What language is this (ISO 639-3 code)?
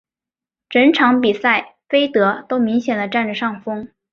zho